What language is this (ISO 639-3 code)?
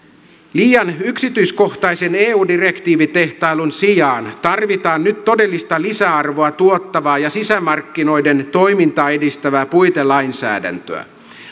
fin